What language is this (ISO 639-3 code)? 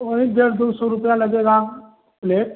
hin